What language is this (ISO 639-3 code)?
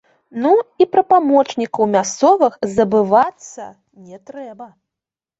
bel